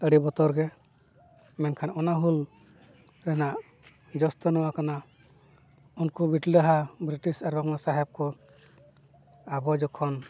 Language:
Santali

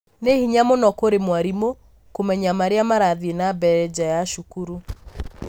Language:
Kikuyu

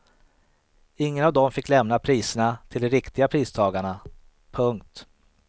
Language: Swedish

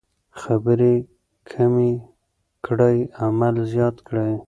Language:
Pashto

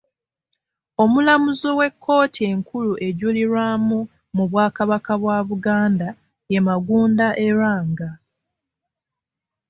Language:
Ganda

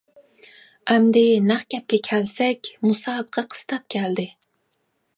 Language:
Uyghur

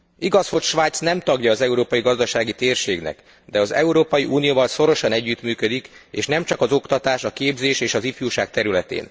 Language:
Hungarian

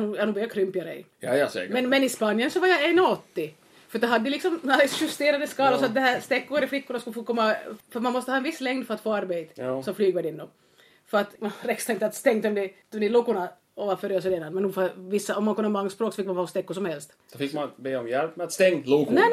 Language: Swedish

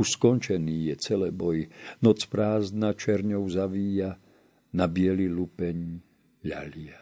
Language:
Slovak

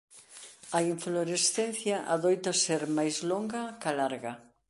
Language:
Galician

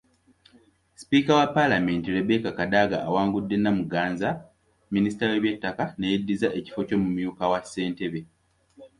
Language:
Ganda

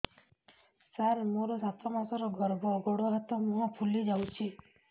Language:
Odia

